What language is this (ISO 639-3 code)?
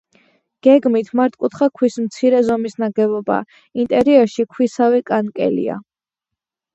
kat